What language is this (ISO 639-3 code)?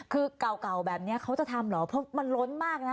tha